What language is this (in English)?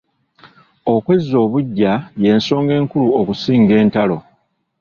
Ganda